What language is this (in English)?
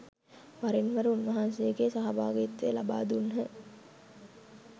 Sinhala